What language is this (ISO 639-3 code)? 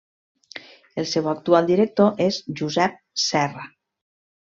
cat